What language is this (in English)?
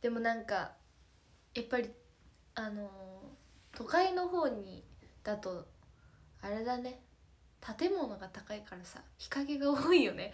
Japanese